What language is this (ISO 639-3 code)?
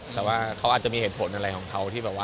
tha